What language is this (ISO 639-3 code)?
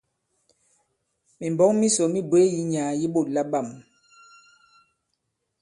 abb